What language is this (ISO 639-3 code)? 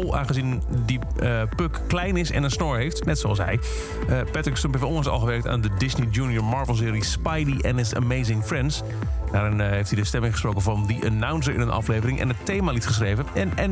nld